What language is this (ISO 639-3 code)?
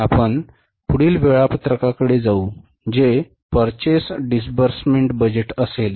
mar